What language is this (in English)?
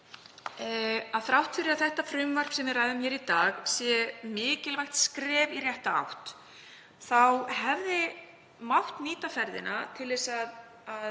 Icelandic